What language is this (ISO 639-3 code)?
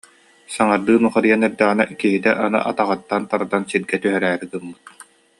sah